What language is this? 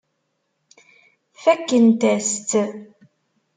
Kabyle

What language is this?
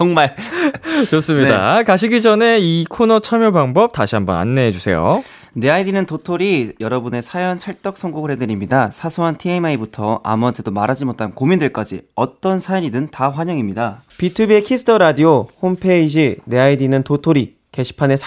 Korean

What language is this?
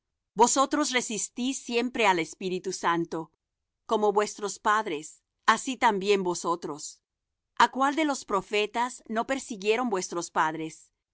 Spanish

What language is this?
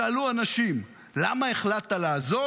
Hebrew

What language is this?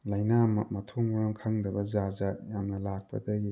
Manipuri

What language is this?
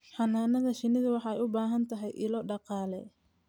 Somali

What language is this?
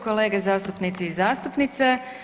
Croatian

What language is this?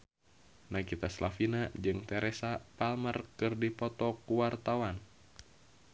Sundanese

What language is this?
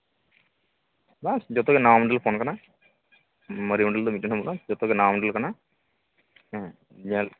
Santali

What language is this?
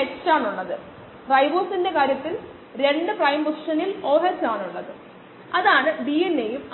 Malayalam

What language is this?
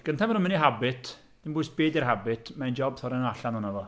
Welsh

